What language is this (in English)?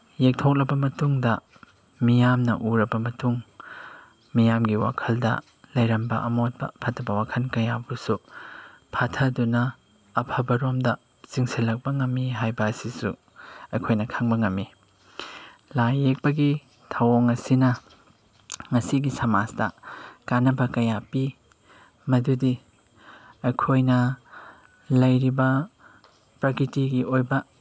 Manipuri